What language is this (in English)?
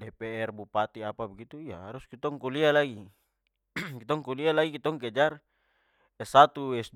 Papuan Malay